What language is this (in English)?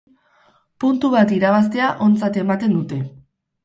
Basque